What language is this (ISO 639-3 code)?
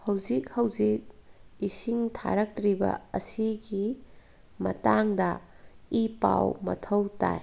mni